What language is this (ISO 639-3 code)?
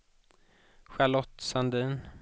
swe